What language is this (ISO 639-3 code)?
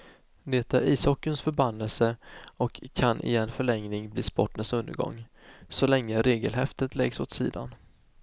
swe